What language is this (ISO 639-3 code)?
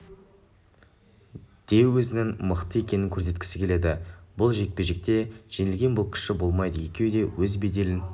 kaz